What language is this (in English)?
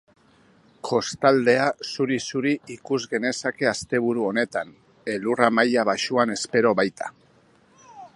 Basque